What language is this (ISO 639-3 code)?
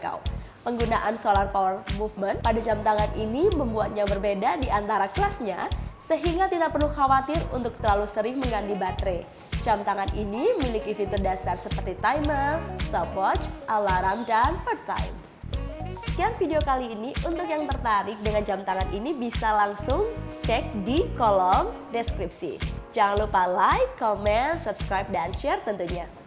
ind